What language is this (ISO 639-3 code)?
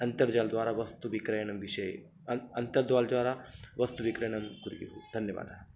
san